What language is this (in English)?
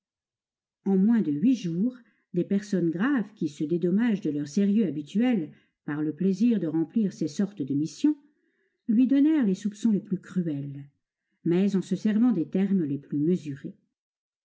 French